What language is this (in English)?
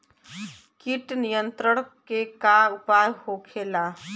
Bhojpuri